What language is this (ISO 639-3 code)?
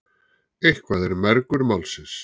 isl